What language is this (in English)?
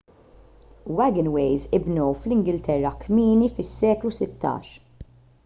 Maltese